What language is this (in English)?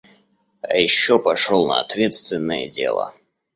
Russian